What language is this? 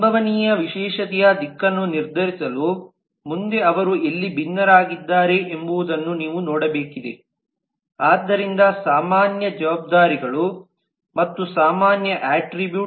Kannada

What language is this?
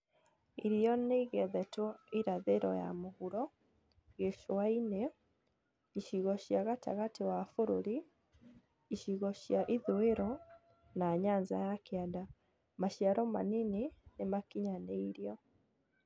Kikuyu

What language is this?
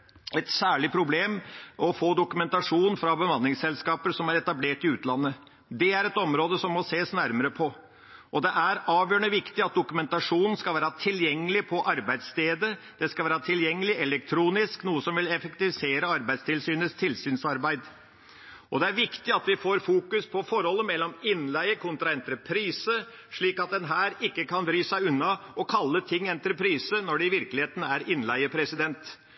Norwegian Bokmål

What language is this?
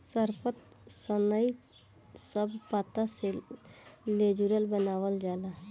Bhojpuri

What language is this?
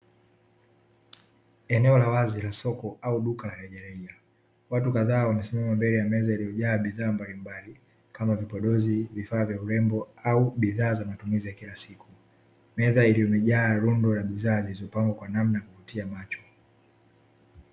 Swahili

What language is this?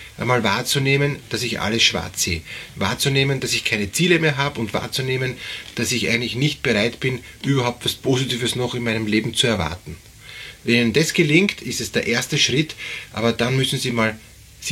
German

